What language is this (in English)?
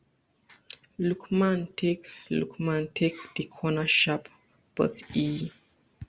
Nigerian Pidgin